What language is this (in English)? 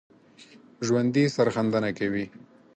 Pashto